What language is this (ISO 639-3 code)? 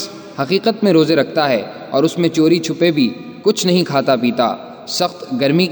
urd